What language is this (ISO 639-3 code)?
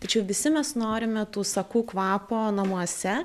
lit